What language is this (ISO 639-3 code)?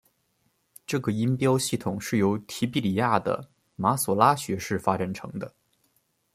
zho